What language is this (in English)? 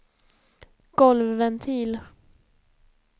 Swedish